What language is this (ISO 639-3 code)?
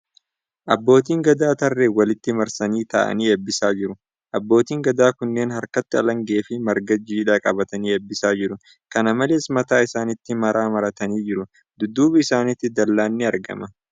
orm